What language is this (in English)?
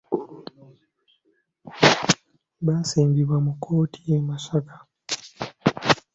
Ganda